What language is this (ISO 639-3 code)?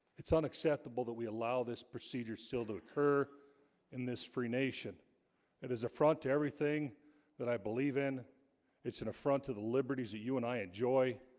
eng